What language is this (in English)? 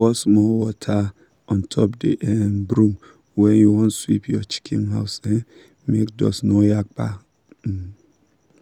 Nigerian Pidgin